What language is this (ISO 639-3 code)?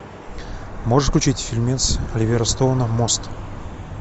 rus